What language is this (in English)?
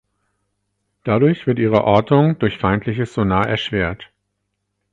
German